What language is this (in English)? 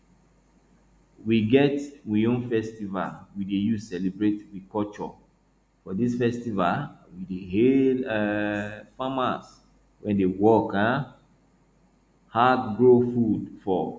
Nigerian Pidgin